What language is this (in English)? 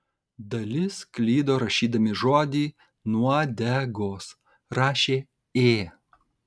Lithuanian